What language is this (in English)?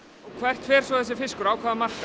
Icelandic